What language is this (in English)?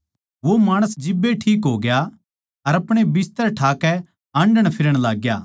Haryanvi